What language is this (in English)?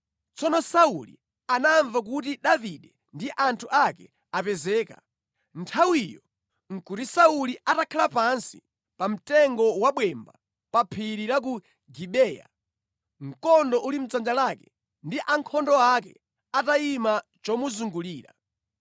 Nyanja